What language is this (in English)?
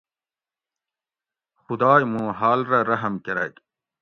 Gawri